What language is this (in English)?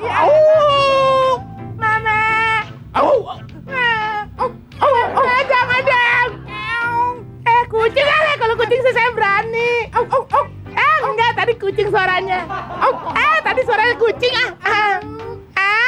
Korean